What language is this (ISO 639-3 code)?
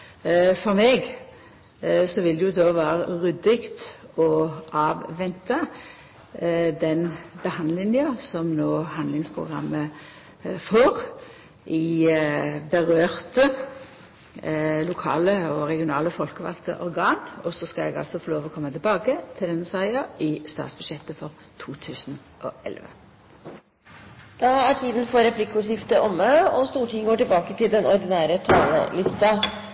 nor